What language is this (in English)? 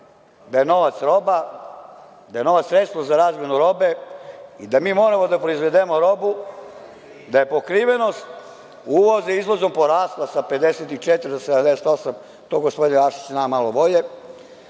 Serbian